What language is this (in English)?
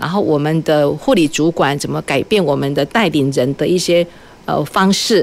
Chinese